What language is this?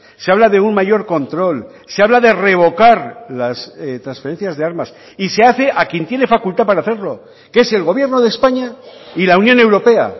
Spanish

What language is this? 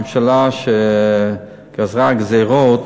Hebrew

